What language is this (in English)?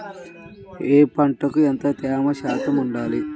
Telugu